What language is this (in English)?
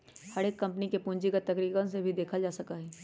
Magahi